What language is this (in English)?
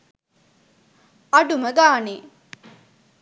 Sinhala